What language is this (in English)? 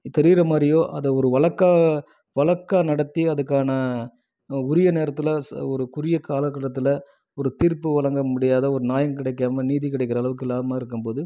Tamil